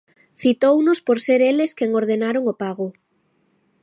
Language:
Galician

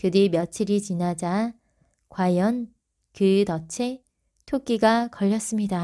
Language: Korean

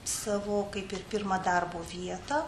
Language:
Lithuanian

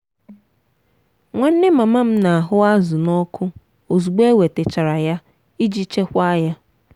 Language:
Igbo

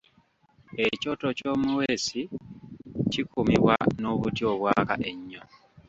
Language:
Ganda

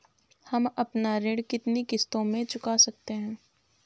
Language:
Hindi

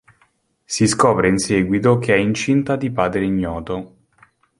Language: Italian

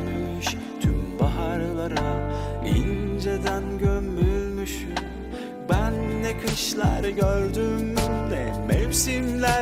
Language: Turkish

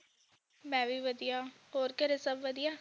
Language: Punjabi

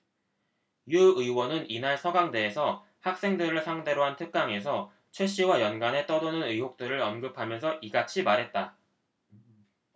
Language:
Korean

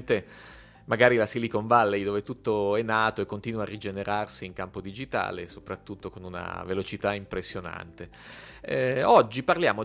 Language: Italian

